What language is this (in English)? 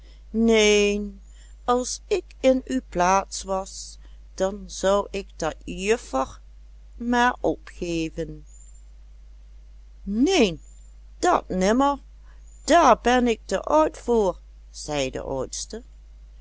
Dutch